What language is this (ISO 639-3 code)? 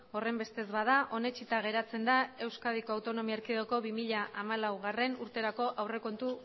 eus